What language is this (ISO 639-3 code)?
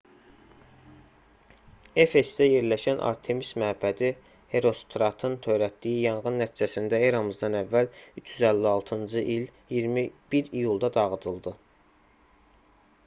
aze